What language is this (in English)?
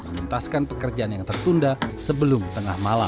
Indonesian